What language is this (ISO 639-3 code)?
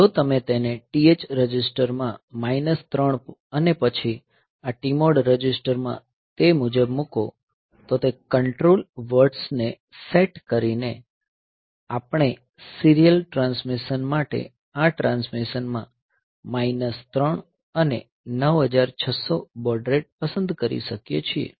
guj